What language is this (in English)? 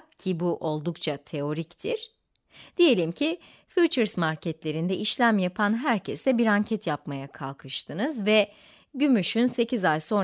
Turkish